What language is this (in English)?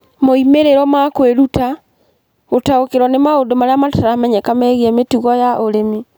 Kikuyu